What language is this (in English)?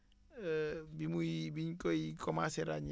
Wolof